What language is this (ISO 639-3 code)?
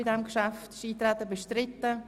gsw